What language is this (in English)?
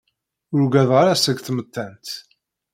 Kabyle